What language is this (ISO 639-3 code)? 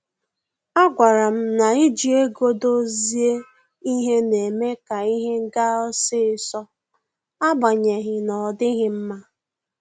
ibo